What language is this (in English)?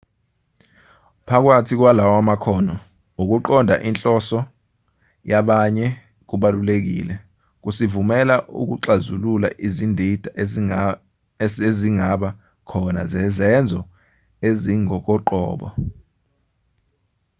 Zulu